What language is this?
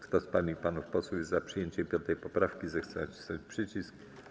Polish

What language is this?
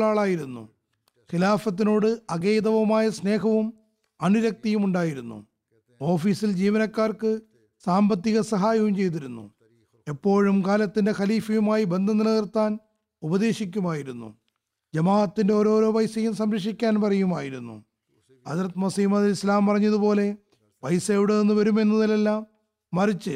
Malayalam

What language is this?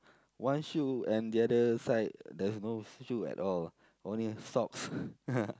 English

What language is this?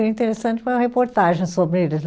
Portuguese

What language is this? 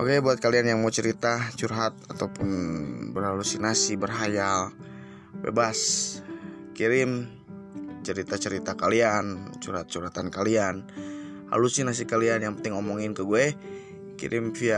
Indonesian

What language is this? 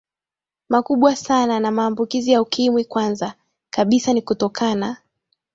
Swahili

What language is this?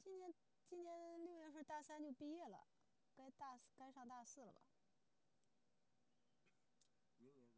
Chinese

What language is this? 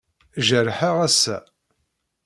Kabyle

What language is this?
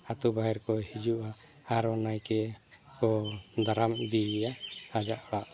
Santali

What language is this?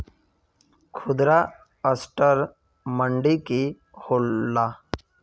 Magahi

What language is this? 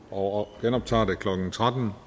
Danish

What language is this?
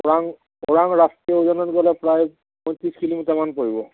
Assamese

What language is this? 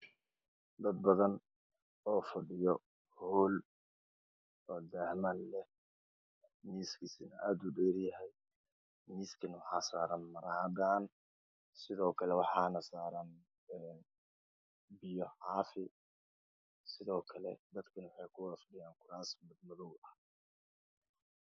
Somali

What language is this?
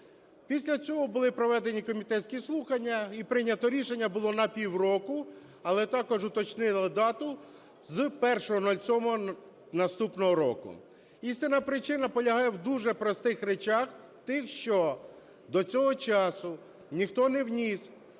Ukrainian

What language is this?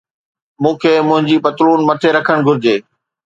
Sindhi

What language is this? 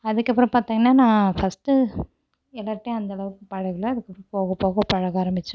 Tamil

